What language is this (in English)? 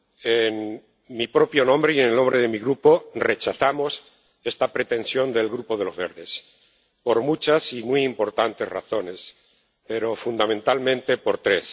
Spanish